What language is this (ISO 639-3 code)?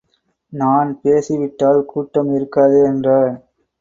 tam